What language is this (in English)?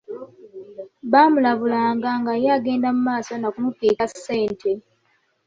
Ganda